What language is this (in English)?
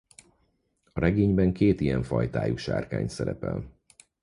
Hungarian